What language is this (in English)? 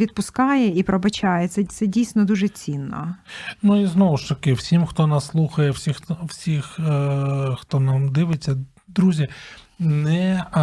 Ukrainian